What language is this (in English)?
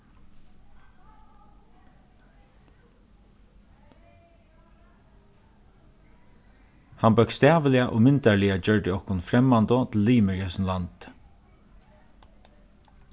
Faroese